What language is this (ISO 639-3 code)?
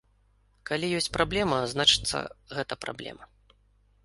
bel